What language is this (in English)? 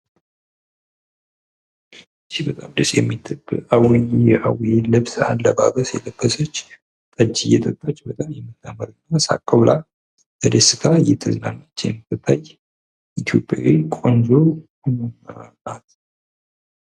Amharic